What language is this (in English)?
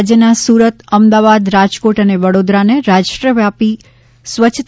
Gujarati